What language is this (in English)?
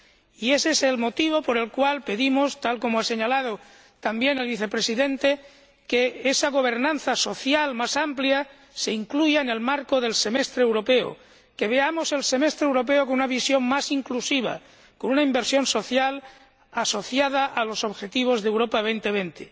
Spanish